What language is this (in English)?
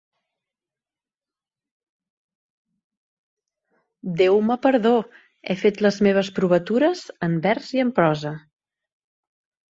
Catalan